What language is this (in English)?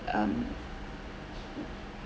English